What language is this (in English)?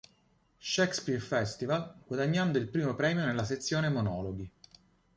Italian